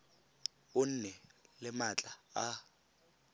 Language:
Tswana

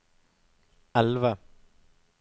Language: Norwegian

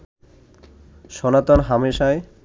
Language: Bangla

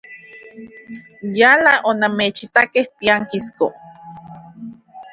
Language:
Central Puebla Nahuatl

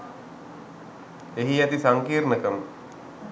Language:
Sinhala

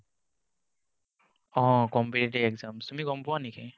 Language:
Assamese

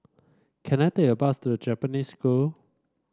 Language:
English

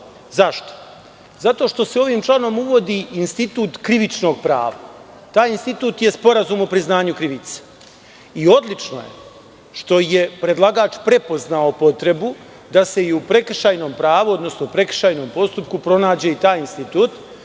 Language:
Serbian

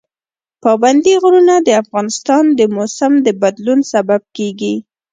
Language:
Pashto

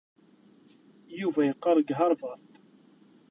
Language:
Kabyle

